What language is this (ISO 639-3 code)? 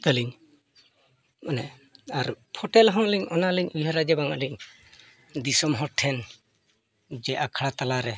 sat